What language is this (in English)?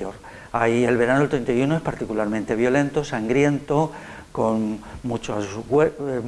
Spanish